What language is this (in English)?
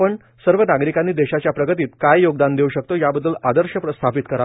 Marathi